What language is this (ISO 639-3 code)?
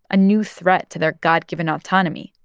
eng